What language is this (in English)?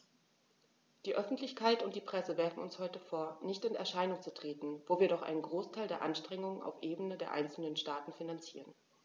German